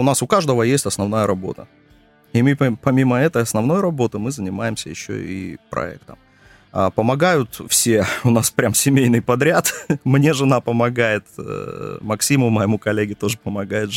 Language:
Russian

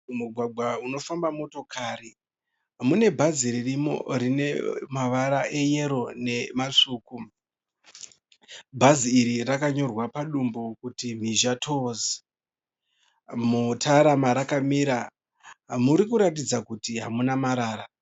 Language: Shona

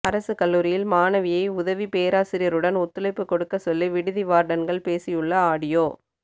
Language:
Tamil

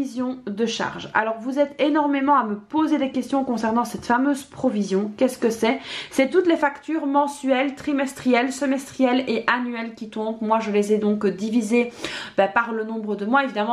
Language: French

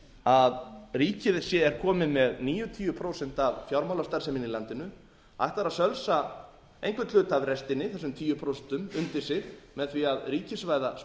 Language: Icelandic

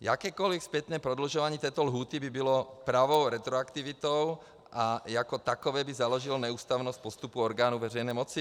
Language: Czech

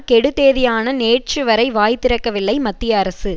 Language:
Tamil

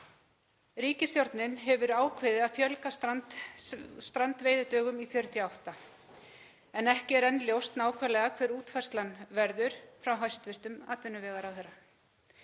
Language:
Icelandic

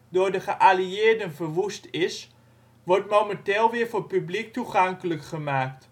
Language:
Dutch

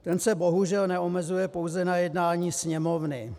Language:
Czech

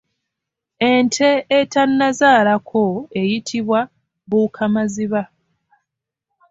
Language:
Ganda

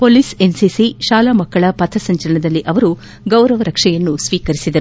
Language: Kannada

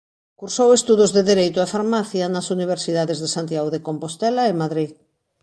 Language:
Galician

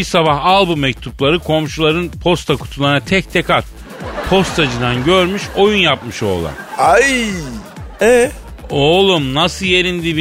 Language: Turkish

